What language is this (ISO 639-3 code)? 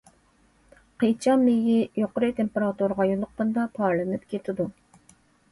uig